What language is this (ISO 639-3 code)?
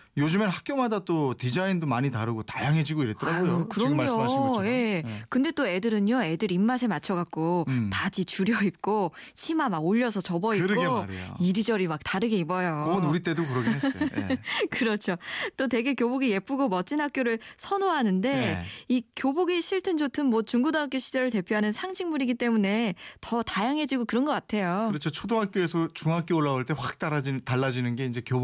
kor